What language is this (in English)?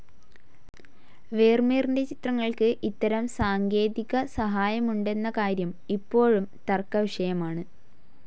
Malayalam